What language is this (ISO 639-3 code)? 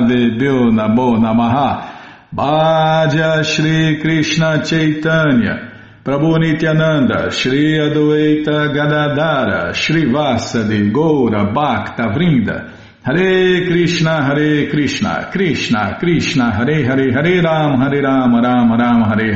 por